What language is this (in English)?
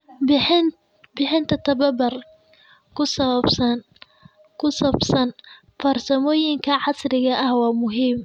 Somali